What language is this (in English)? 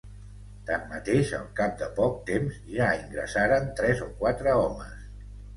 Catalan